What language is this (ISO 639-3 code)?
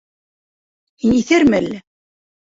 bak